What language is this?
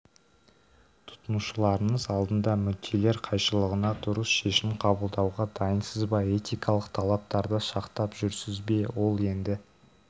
Kazakh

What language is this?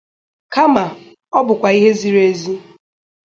Igbo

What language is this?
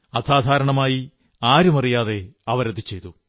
Malayalam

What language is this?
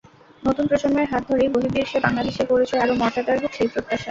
Bangla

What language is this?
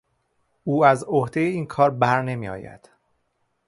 Persian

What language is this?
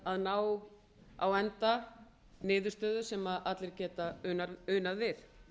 Icelandic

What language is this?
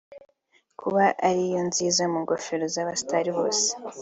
Kinyarwanda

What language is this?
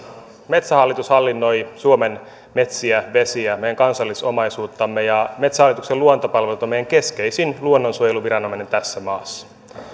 Finnish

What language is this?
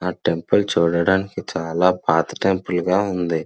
Telugu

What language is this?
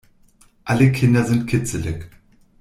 German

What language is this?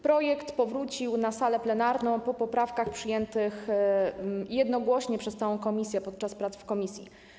Polish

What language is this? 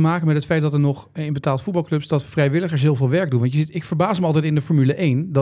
Dutch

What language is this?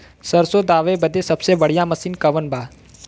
Bhojpuri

